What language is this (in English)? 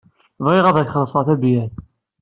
Kabyle